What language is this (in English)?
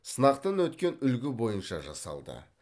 Kazakh